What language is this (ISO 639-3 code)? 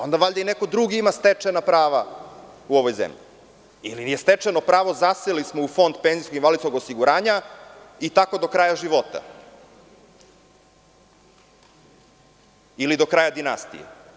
srp